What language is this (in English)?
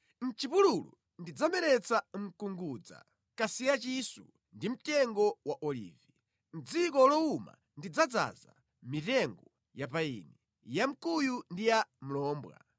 Nyanja